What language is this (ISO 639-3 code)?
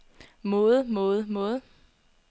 dan